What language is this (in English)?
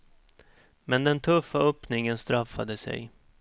Swedish